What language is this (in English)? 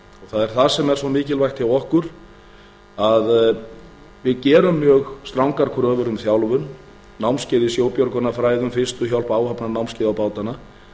Icelandic